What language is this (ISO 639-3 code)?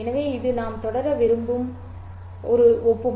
tam